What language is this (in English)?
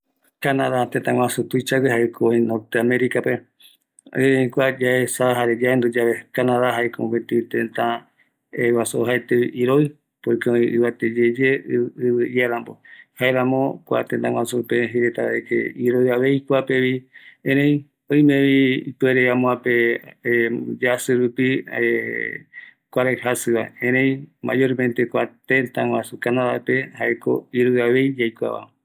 Eastern Bolivian Guaraní